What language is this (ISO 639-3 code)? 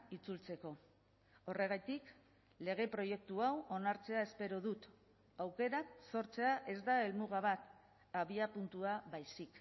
eus